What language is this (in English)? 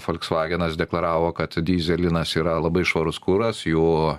Lithuanian